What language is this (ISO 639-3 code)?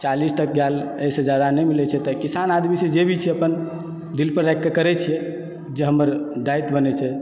mai